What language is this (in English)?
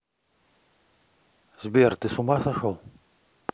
Russian